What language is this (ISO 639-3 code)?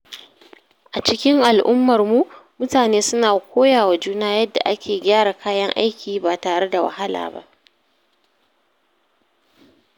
hau